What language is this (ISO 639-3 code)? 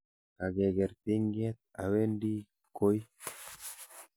kln